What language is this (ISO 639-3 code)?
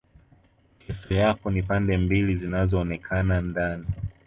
swa